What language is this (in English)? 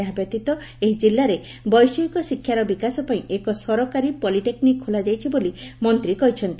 Odia